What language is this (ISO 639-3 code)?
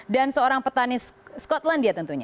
ind